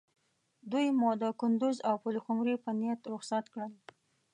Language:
Pashto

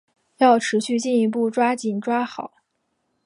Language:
Chinese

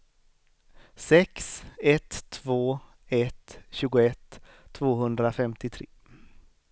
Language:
Swedish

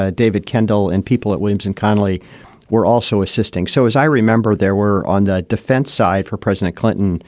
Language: English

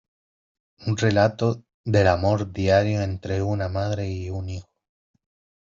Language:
Spanish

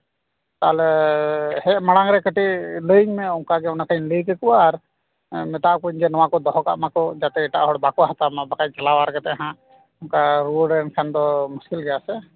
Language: Santali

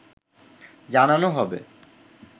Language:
Bangla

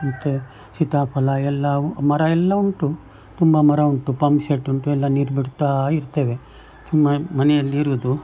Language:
Kannada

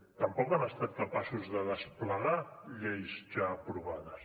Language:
Catalan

